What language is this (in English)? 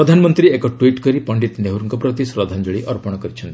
Odia